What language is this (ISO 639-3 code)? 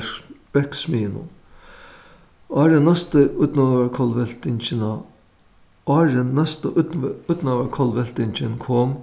fao